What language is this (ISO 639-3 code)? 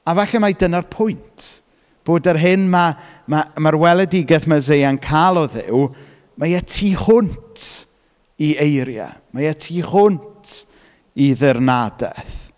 cym